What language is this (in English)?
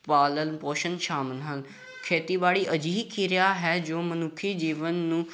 Punjabi